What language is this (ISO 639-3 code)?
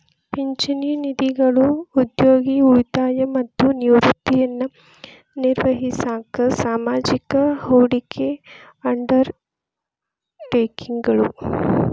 kan